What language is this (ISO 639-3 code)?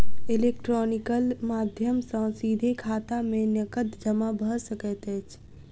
mai